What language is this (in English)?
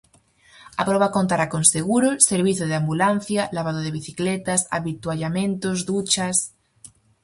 Galician